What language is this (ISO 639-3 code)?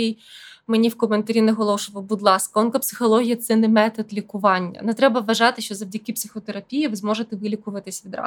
ukr